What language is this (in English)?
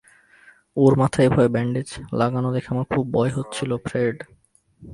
Bangla